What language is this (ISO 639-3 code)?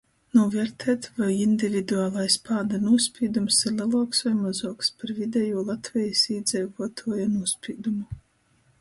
ltg